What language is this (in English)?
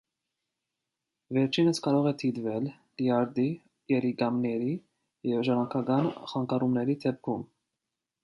Armenian